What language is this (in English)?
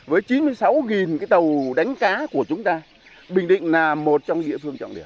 Vietnamese